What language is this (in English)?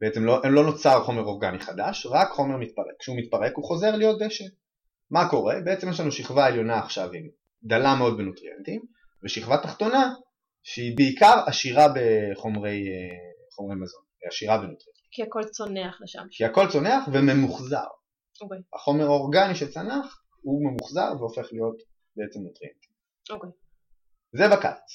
Hebrew